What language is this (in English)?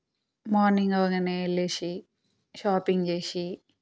Telugu